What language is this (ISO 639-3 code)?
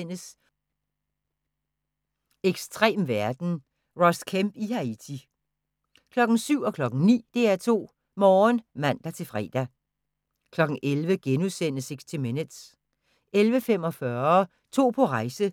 dan